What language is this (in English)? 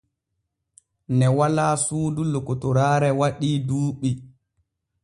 Borgu Fulfulde